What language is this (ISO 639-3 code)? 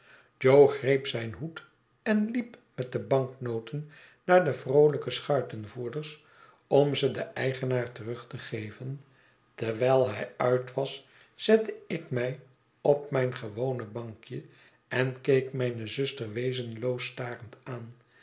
nld